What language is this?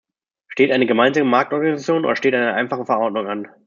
German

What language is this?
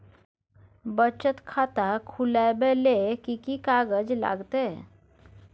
Maithili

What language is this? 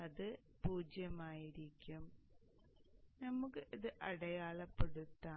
Malayalam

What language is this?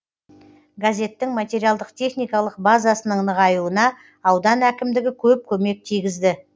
Kazakh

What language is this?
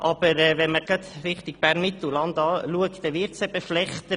Swiss German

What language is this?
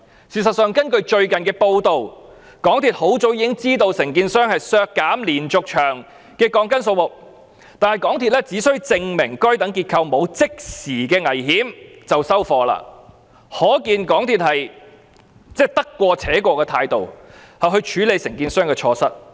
Cantonese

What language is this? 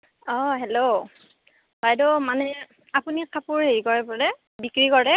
Assamese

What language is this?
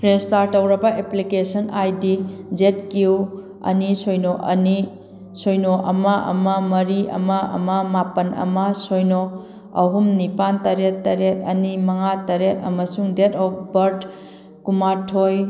Manipuri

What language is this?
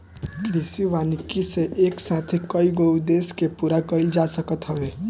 Bhojpuri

